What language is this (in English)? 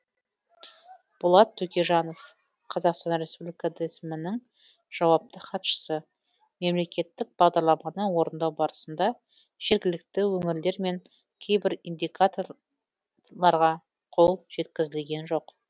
Kazakh